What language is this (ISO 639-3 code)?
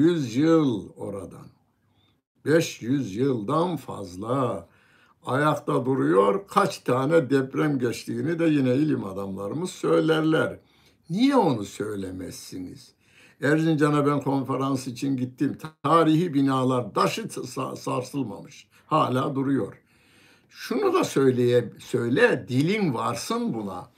tur